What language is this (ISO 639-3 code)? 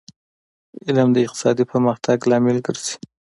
pus